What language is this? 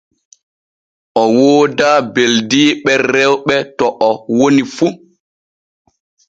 Borgu Fulfulde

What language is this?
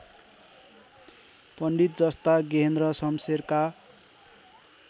Nepali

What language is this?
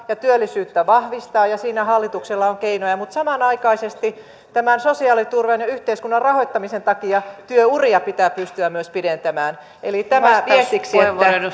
Finnish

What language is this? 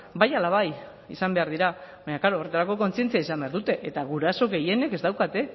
Basque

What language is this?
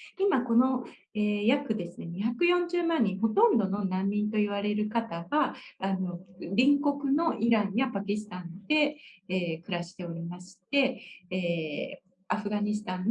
Japanese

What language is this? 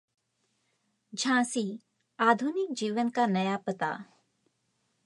Hindi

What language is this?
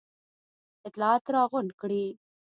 Pashto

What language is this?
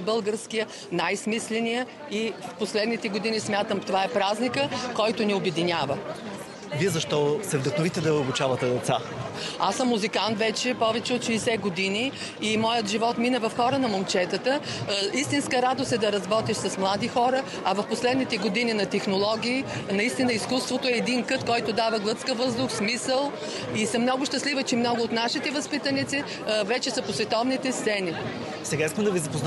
Bulgarian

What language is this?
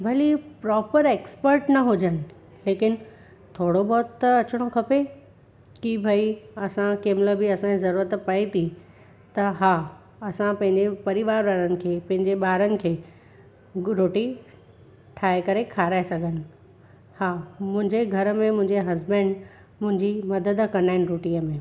Sindhi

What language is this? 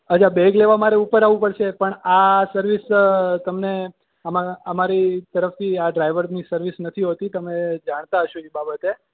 Gujarati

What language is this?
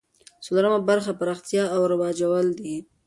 Pashto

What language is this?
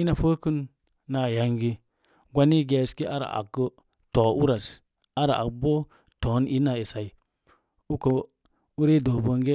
Mom Jango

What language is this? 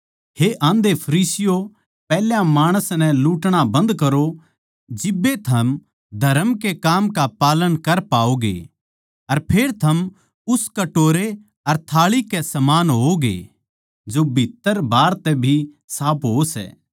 Haryanvi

